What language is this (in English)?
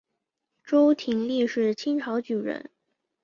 Chinese